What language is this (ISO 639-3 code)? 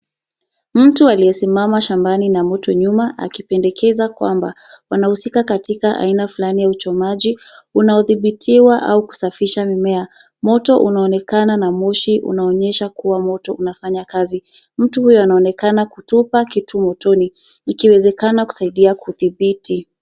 swa